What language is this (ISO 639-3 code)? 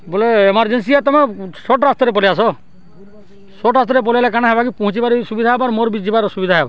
ori